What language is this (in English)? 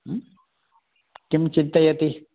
Sanskrit